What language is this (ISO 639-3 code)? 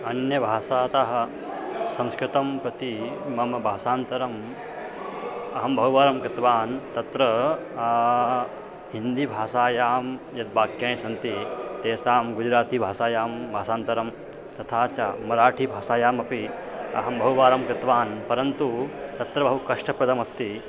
san